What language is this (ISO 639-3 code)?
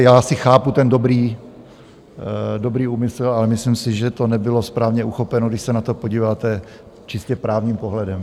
ces